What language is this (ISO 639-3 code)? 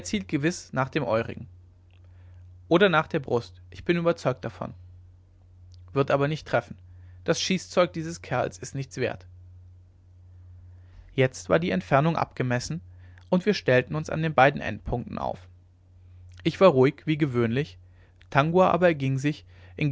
deu